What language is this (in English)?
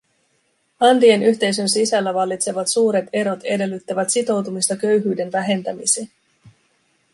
Finnish